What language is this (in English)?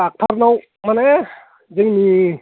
Bodo